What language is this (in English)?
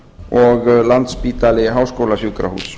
Icelandic